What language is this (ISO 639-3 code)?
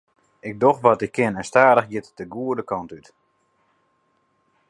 fry